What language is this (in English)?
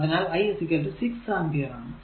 Malayalam